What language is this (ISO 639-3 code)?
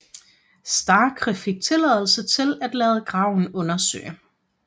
dan